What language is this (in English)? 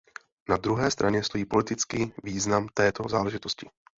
Czech